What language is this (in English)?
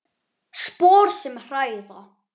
Icelandic